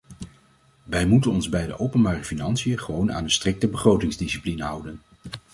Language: Dutch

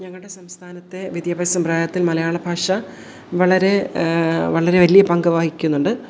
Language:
Malayalam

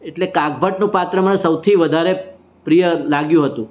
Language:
Gujarati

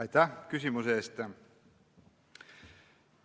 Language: Estonian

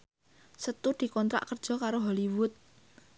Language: Javanese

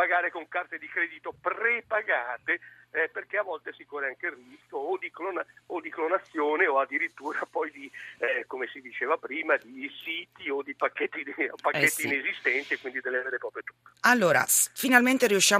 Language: Italian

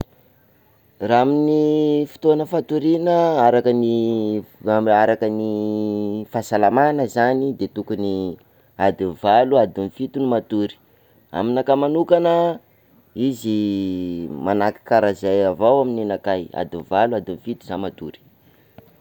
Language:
Sakalava Malagasy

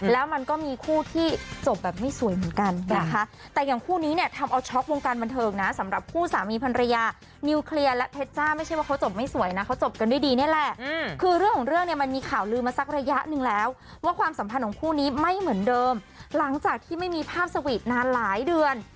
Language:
Thai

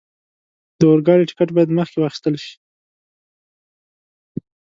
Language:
Pashto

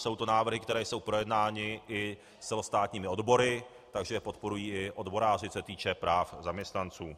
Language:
Czech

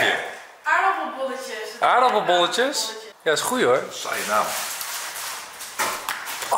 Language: Dutch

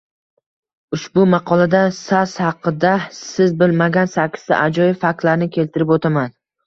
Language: Uzbek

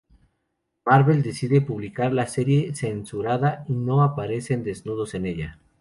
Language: Spanish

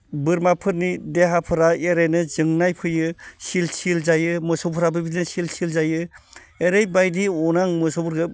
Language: Bodo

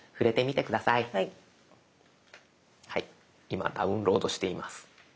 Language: Japanese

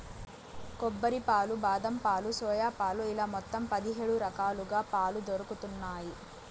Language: Telugu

